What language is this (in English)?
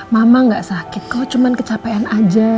Indonesian